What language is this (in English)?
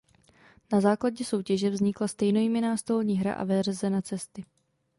Czech